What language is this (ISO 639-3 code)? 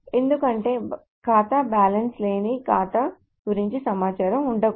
tel